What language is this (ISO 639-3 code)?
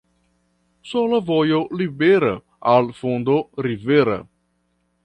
epo